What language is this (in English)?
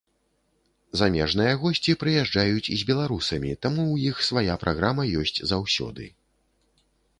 Belarusian